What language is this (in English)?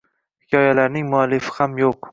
Uzbek